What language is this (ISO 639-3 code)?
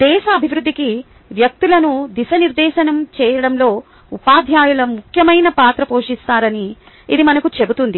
tel